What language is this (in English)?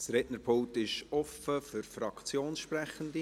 Swiss German